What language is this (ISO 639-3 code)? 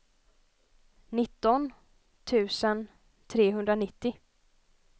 swe